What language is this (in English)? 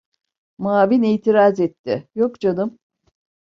Turkish